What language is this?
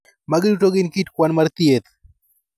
Luo (Kenya and Tanzania)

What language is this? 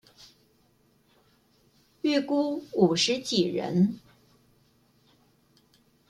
Chinese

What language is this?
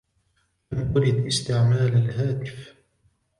Arabic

